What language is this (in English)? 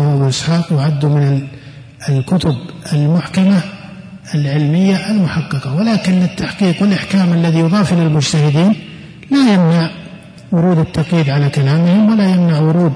Arabic